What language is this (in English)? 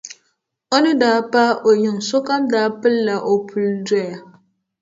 Dagbani